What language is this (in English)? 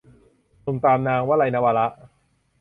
Thai